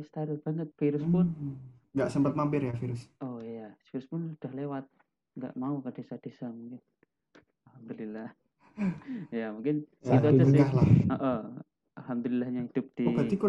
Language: Indonesian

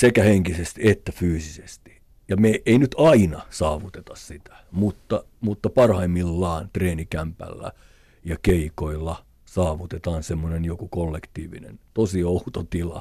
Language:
Finnish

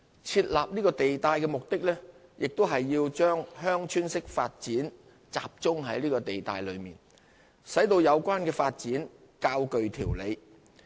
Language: Cantonese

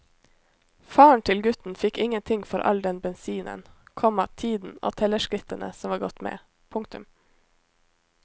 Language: Norwegian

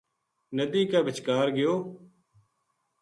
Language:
Gujari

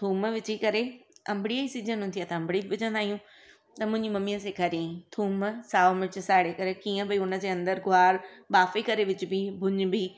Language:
Sindhi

